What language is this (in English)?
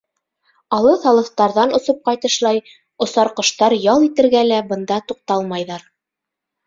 Bashkir